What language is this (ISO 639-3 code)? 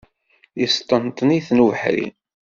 kab